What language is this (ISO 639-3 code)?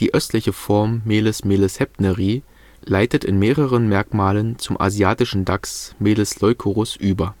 deu